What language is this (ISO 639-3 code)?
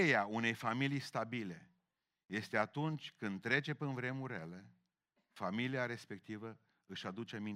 ron